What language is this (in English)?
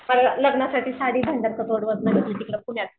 Marathi